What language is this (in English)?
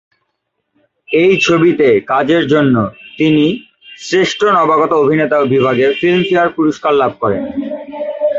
Bangla